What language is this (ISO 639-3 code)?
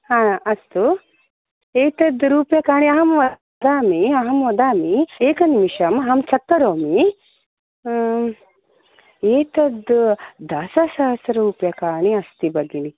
san